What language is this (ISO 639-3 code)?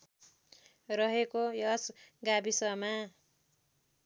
nep